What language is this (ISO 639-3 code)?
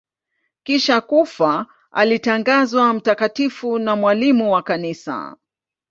swa